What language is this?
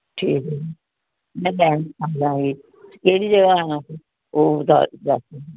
Punjabi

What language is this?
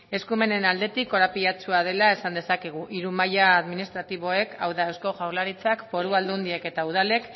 Basque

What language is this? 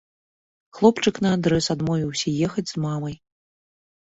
Belarusian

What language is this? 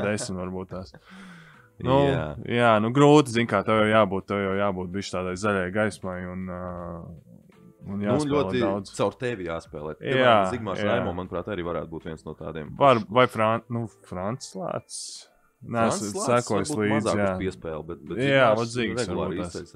Latvian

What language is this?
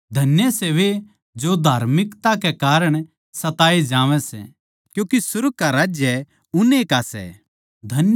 Haryanvi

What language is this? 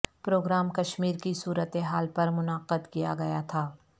Urdu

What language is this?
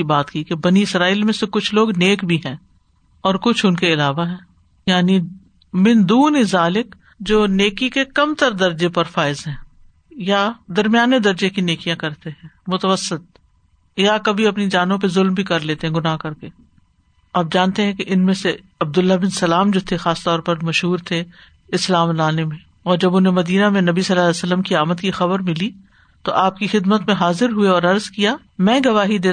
Urdu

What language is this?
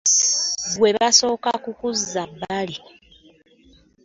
Ganda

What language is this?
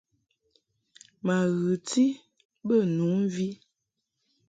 Mungaka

